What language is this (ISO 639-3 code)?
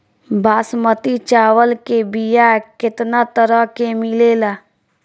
bho